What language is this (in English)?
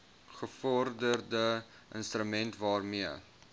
Afrikaans